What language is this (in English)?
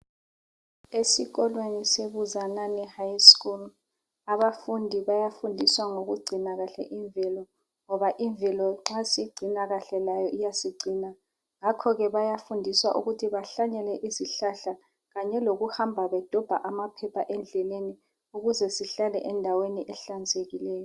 North Ndebele